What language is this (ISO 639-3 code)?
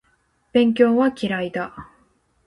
jpn